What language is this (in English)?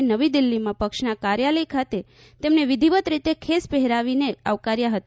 Gujarati